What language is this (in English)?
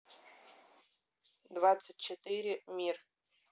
Russian